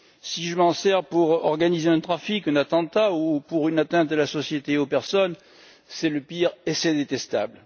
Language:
French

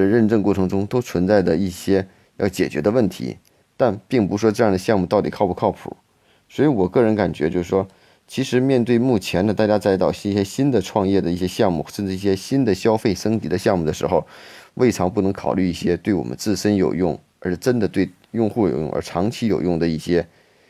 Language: Chinese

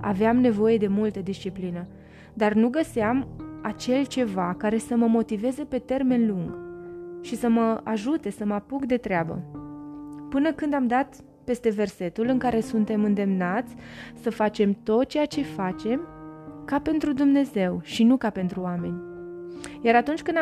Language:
Romanian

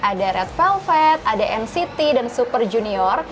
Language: Indonesian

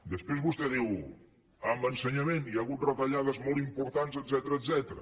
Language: Catalan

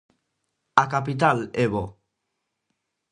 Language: Galician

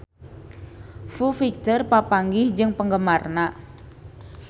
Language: Sundanese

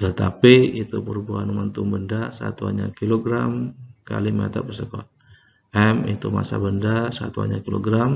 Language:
Indonesian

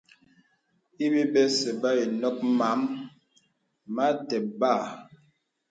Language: Bebele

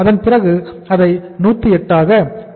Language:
Tamil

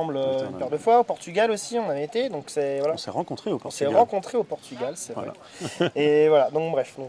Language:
French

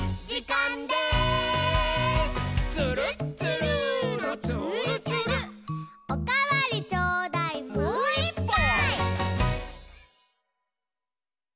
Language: Japanese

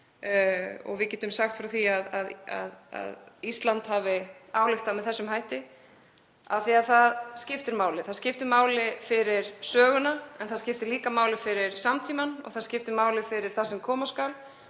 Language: Icelandic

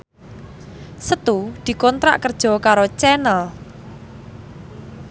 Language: Javanese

